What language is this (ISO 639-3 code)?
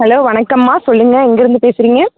tam